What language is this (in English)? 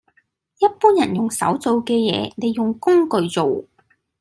Cantonese